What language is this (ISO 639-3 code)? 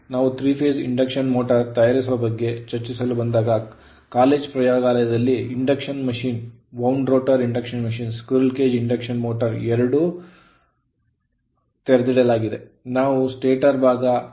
kan